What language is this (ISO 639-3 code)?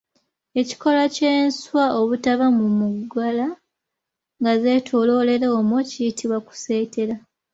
lug